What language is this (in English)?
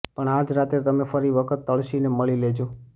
Gujarati